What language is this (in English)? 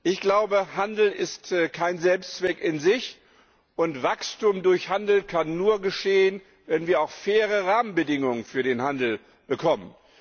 German